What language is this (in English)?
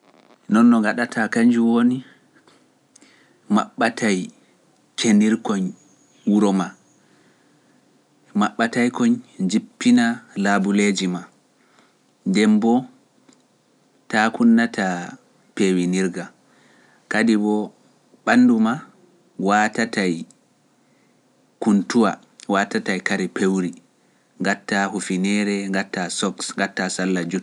Pular